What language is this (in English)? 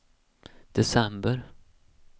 Swedish